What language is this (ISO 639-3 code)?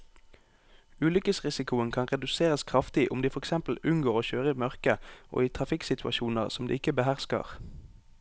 nor